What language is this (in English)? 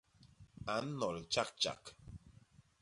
Basaa